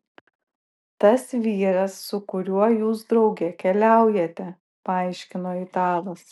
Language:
Lithuanian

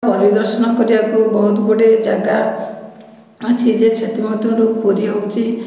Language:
Odia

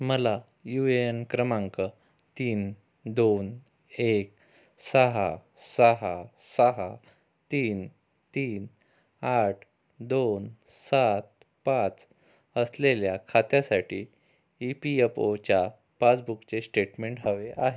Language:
Marathi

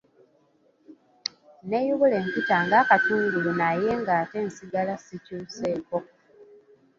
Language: Ganda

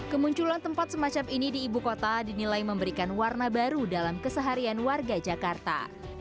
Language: Indonesian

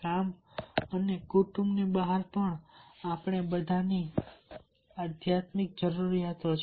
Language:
Gujarati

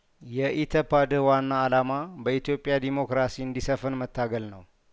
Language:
Amharic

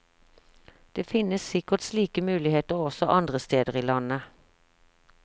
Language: Norwegian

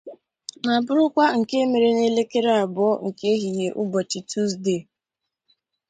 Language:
Igbo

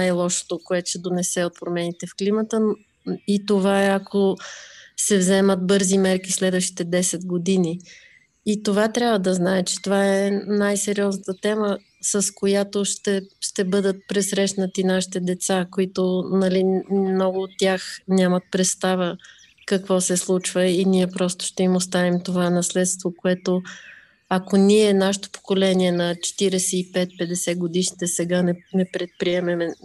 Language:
Bulgarian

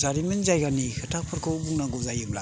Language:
Bodo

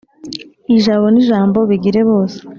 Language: Kinyarwanda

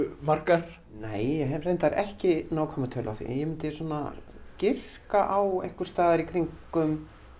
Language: Icelandic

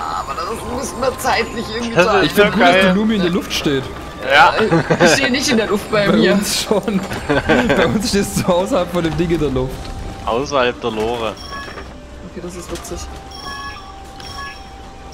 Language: German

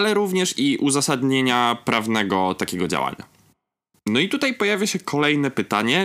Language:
Polish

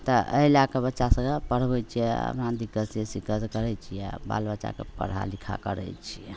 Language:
Maithili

